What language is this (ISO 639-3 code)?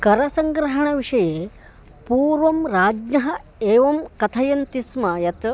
san